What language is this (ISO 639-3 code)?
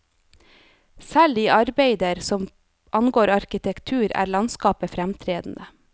nor